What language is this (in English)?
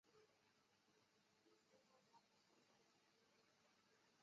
Chinese